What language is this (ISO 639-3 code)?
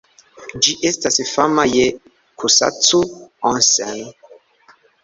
epo